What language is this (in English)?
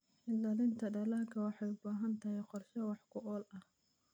Somali